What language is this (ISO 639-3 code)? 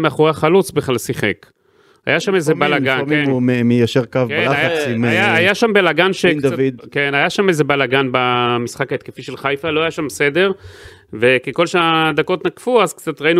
heb